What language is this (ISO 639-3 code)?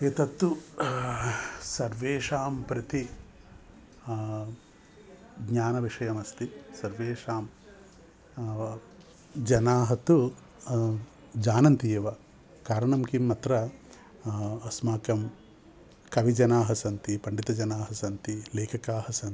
san